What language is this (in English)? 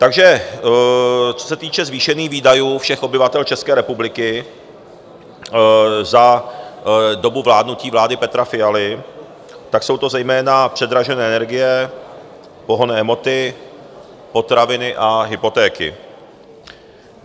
Czech